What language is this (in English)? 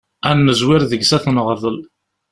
Kabyle